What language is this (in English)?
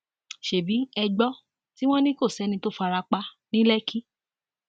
Yoruba